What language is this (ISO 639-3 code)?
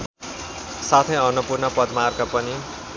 nep